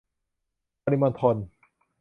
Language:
Thai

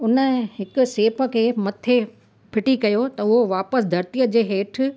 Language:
Sindhi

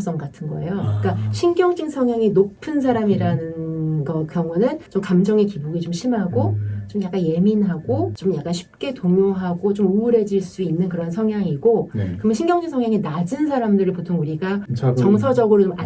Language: Korean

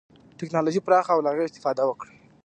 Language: Pashto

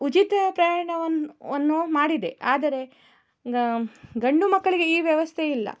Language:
Kannada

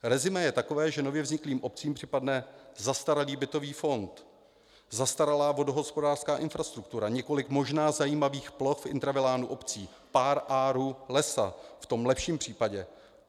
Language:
Czech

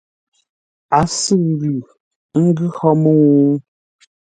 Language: Ngombale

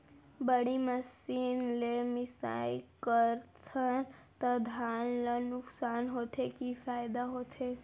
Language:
Chhattisgarhi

